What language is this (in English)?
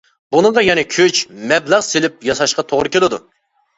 Uyghur